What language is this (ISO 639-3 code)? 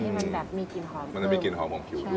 tha